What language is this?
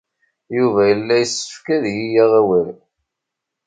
Kabyle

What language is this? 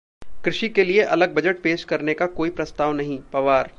Hindi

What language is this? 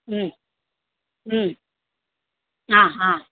Sanskrit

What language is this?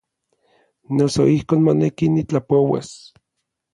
Orizaba Nahuatl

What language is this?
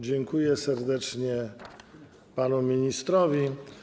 Polish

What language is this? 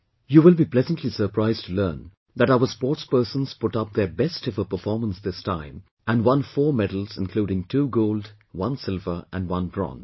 English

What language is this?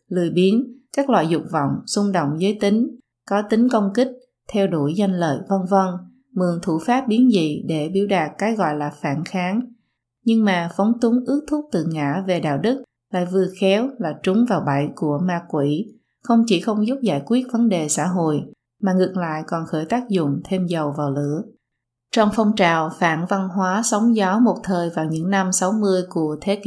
Vietnamese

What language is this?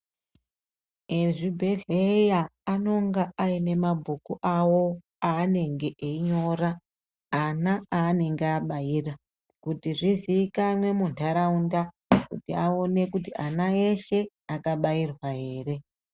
Ndau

